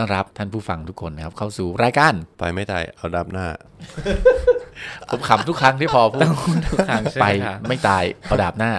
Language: Thai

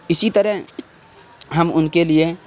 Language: Urdu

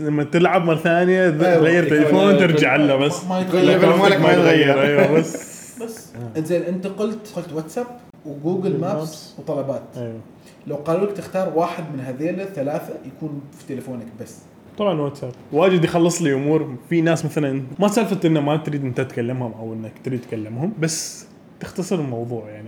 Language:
Arabic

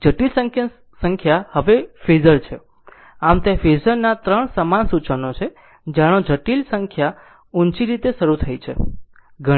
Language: Gujarati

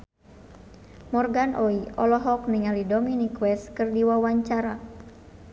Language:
Sundanese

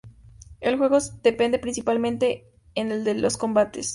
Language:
Spanish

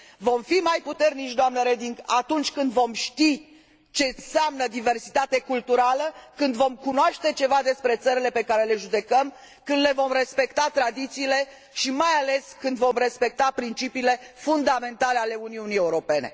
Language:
Romanian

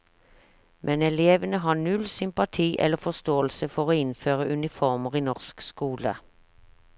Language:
Norwegian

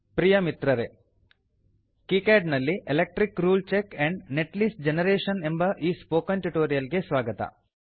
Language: Kannada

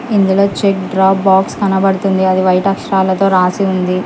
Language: Telugu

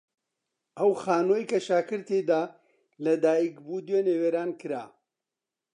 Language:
Central Kurdish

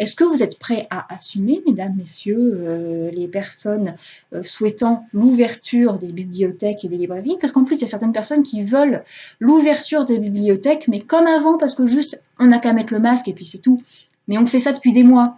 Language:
French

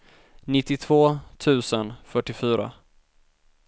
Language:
Swedish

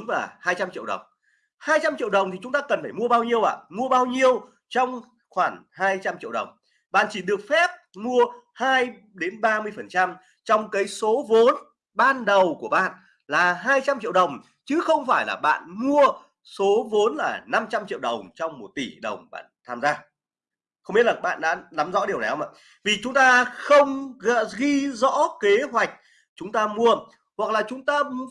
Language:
Vietnamese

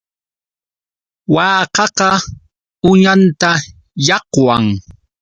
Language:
Yauyos Quechua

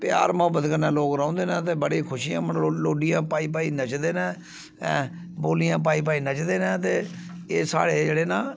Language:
Dogri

